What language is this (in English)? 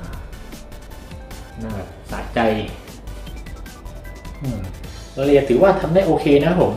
Thai